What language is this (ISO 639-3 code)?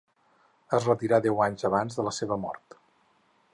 cat